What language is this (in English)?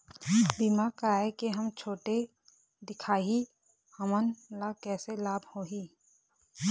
Chhattisgarhi